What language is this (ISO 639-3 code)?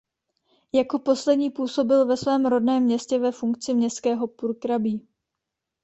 ces